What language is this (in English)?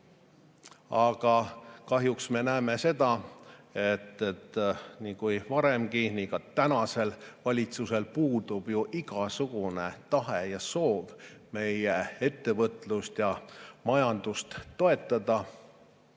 Estonian